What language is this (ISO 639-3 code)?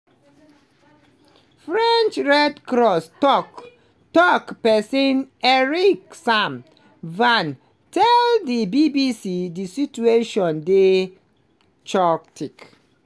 pcm